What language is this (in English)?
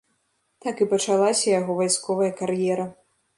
Belarusian